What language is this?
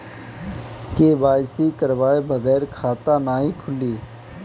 Bhojpuri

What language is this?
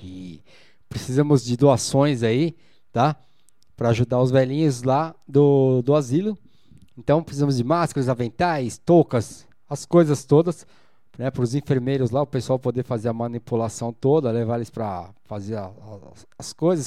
Portuguese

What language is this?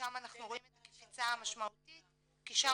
Hebrew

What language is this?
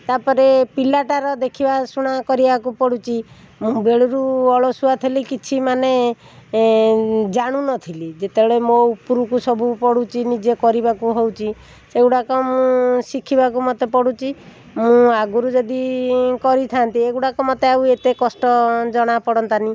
Odia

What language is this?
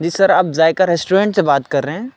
Urdu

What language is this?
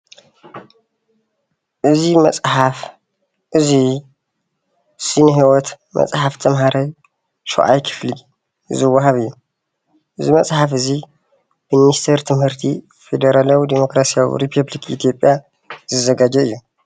Tigrinya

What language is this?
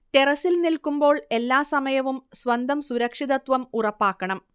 Malayalam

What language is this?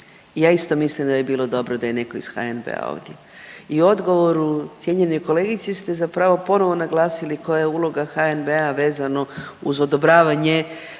Croatian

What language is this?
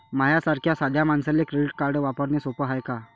Marathi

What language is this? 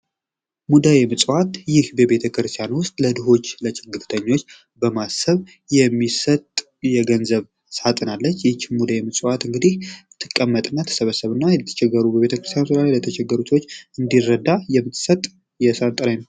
Amharic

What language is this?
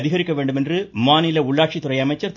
Tamil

